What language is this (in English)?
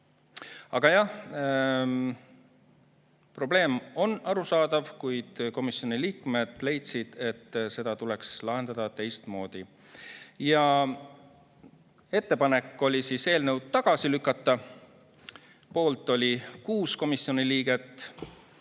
Estonian